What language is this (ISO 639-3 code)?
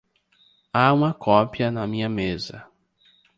por